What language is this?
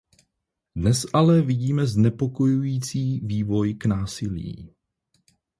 Czech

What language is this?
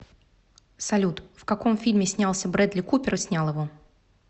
Russian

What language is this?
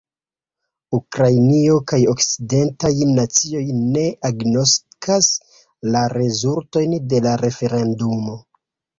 Esperanto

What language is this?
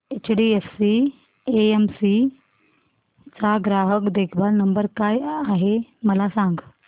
Marathi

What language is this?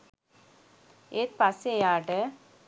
Sinhala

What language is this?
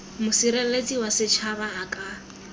Tswana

